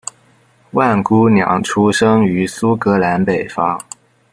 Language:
Chinese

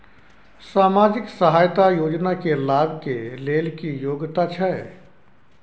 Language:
Maithili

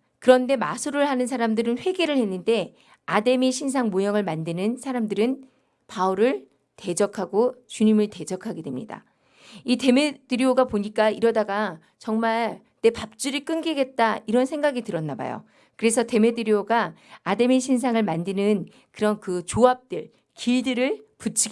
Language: Korean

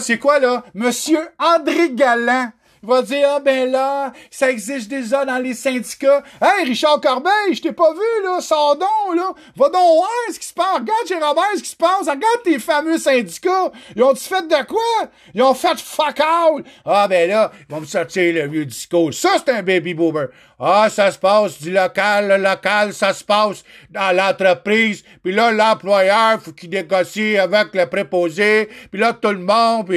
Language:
French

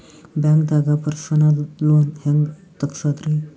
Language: Kannada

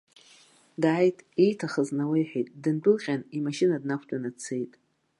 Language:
Abkhazian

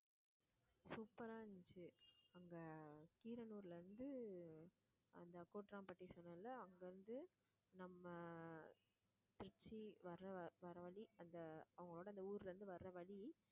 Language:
Tamil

